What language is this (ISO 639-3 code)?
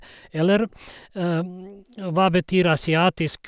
nor